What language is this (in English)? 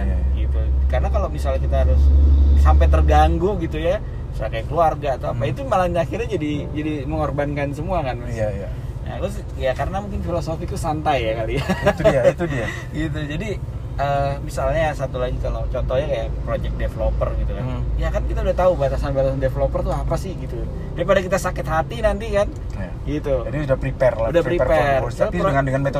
Indonesian